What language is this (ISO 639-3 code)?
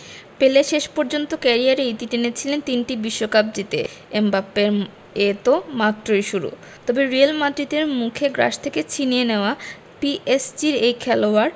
ben